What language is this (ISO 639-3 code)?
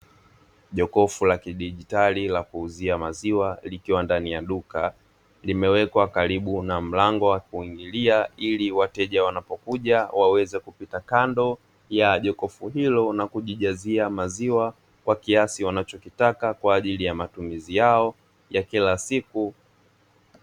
swa